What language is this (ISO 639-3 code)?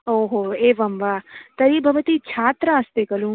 san